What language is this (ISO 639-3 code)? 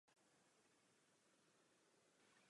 ces